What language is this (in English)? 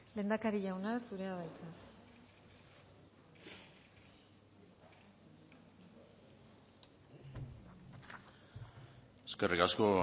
Basque